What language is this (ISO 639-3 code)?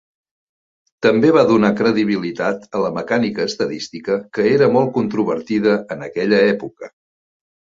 cat